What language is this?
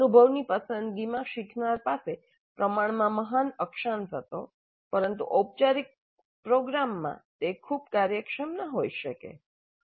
Gujarati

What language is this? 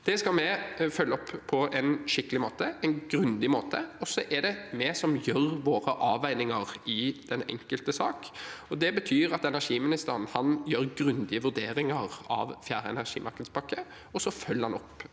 Norwegian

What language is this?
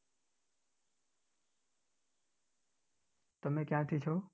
Gujarati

